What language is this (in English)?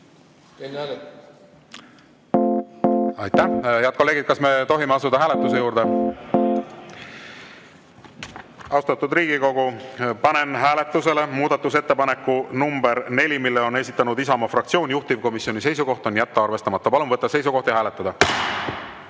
Estonian